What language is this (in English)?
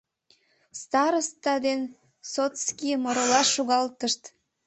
Mari